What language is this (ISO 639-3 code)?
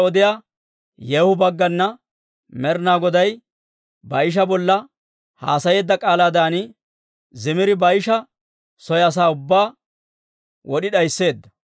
dwr